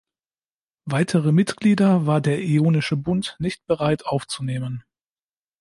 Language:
German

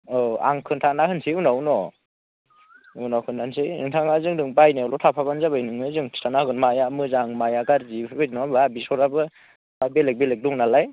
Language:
Bodo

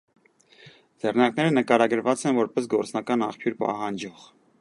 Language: Armenian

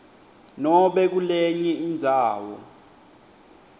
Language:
Swati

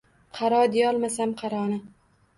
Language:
Uzbek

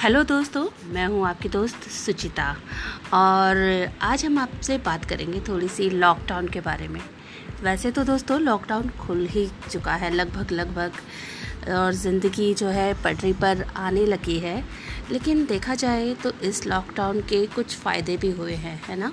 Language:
Hindi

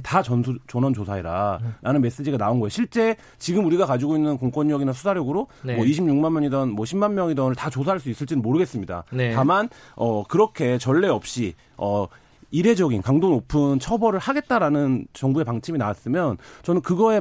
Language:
Korean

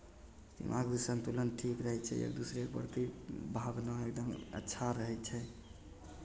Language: Maithili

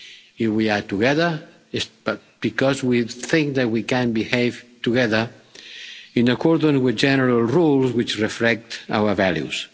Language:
English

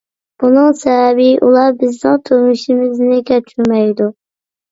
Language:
Uyghur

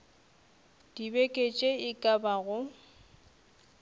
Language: Northern Sotho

